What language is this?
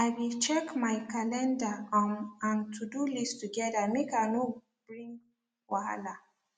Nigerian Pidgin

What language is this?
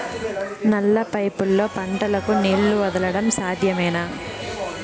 Telugu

